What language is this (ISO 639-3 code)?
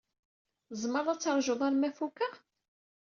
kab